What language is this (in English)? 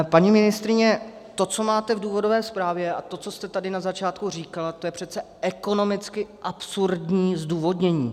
Czech